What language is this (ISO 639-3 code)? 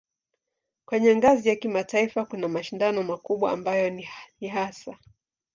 swa